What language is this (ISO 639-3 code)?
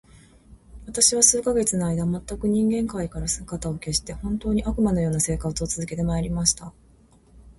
jpn